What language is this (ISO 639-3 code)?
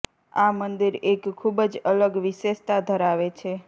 guj